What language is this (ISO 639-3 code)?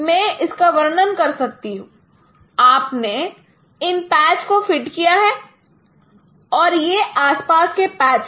hin